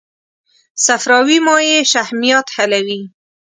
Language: Pashto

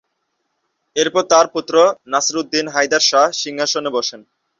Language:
Bangla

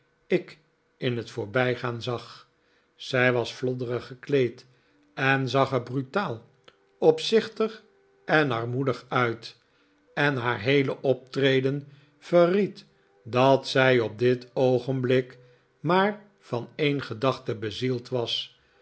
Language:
Dutch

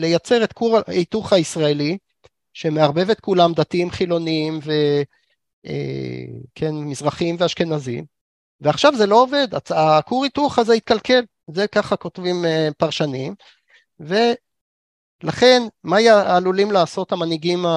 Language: Hebrew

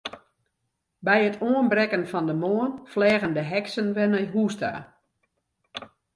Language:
Western Frisian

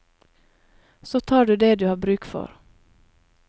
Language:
Norwegian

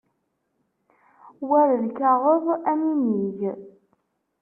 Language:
Kabyle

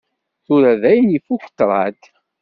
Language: Kabyle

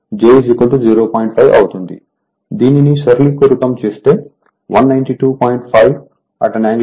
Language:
Telugu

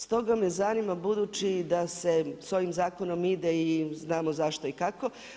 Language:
Croatian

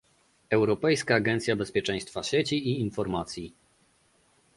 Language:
Polish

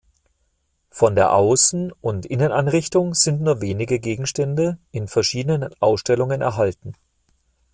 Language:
German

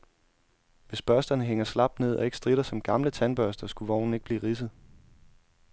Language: Danish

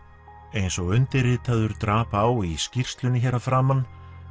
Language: Icelandic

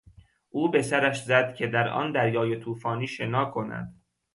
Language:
Persian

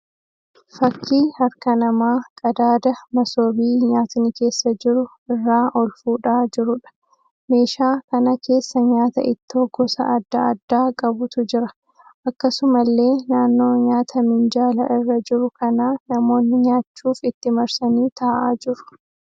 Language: Oromo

